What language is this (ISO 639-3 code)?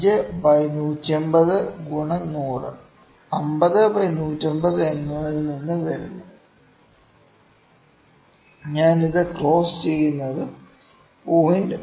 mal